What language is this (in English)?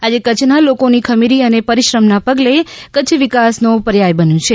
Gujarati